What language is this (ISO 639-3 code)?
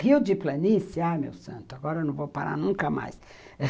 por